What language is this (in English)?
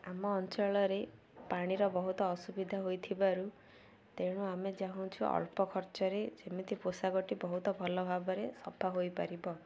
Odia